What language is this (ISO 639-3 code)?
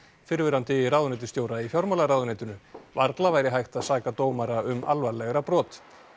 isl